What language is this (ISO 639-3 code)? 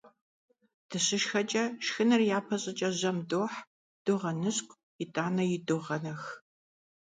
kbd